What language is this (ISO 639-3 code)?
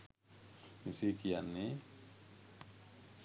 sin